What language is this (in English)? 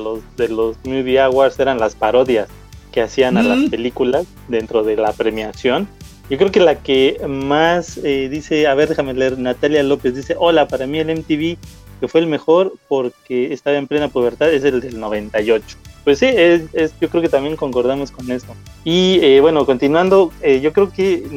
Spanish